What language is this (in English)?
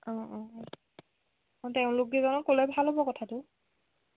Assamese